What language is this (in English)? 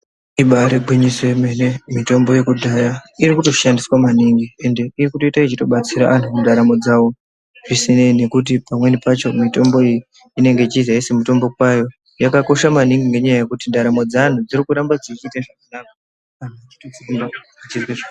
Ndau